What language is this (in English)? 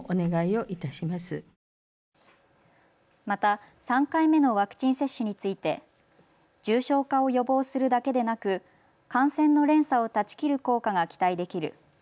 Japanese